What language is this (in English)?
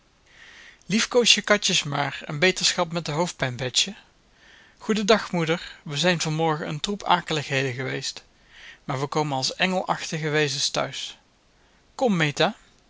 Dutch